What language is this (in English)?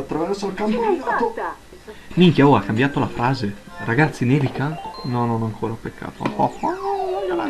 Italian